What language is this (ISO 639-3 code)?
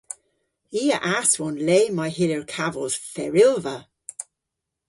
cor